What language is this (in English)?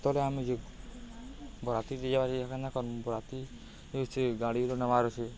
Odia